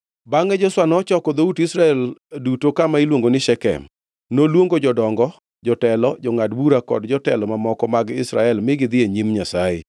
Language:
Luo (Kenya and Tanzania)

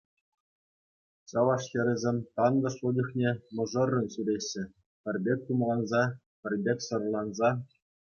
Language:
Chuvash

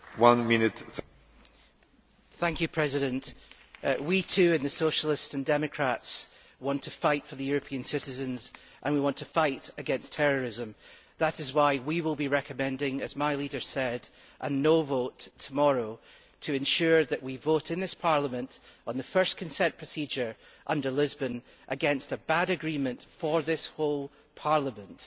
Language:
English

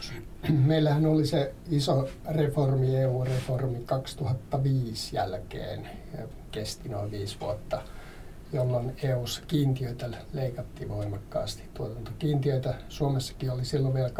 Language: Finnish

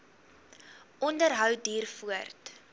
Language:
Afrikaans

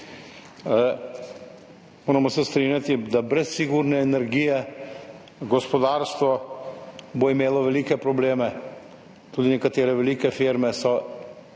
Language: Slovenian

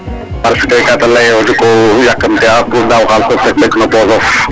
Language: Serer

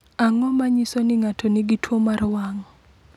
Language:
Luo (Kenya and Tanzania)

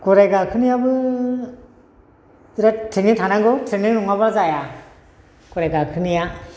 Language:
Bodo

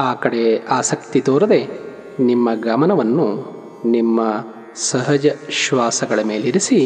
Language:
Kannada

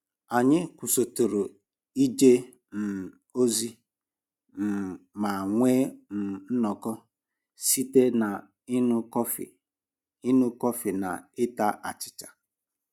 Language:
Igbo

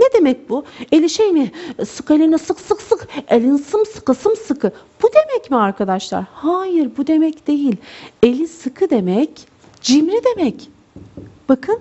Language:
Turkish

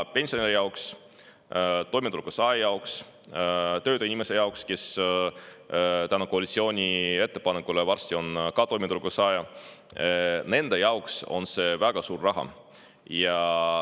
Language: Estonian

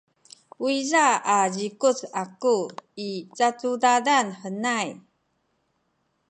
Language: Sakizaya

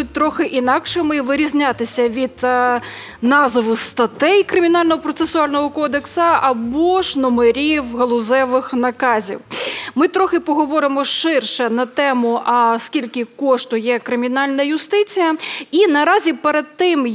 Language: Ukrainian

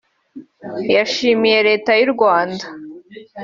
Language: Kinyarwanda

